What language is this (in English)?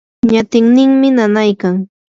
Yanahuanca Pasco Quechua